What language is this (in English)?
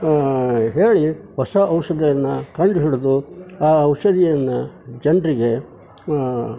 Kannada